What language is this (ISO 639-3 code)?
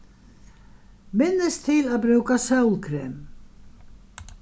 fao